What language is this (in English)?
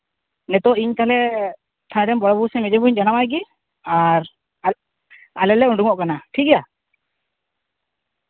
Santali